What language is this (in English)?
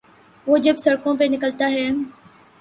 Urdu